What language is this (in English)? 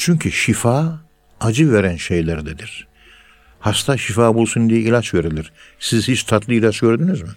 Turkish